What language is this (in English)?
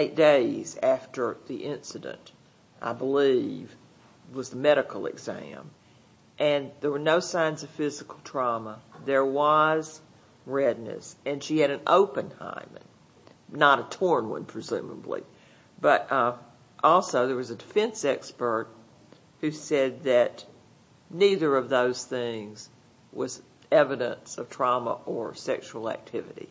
English